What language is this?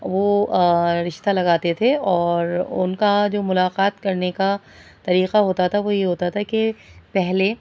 Urdu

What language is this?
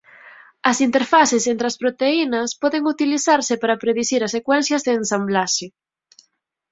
Galician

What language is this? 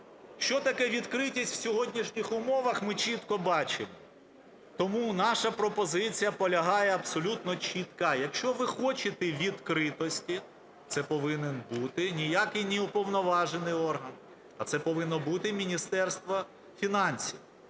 Ukrainian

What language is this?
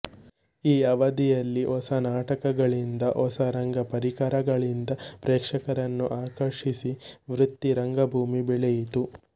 Kannada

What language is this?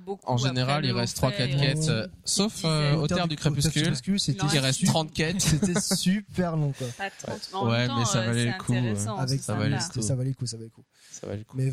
French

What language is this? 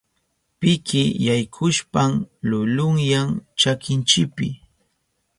Southern Pastaza Quechua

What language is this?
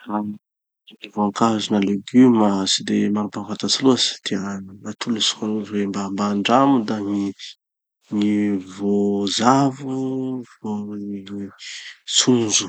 Tanosy Malagasy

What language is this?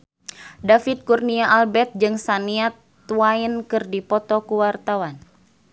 Sundanese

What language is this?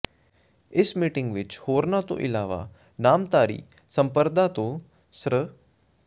Punjabi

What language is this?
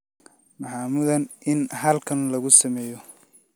Somali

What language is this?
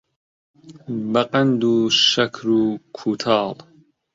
Central Kurdish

